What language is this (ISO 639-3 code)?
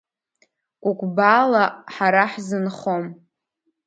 abk